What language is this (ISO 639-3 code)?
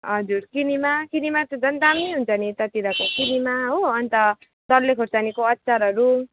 nep